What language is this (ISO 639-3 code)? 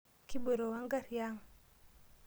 mas